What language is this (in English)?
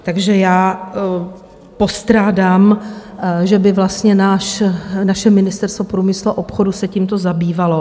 Czech